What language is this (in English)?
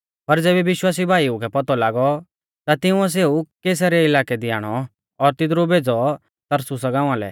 Mahasu Pahari